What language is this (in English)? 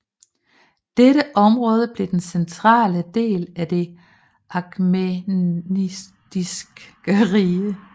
Danish